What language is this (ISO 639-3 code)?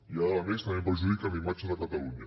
cat